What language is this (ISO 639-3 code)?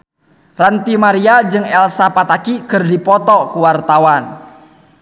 sun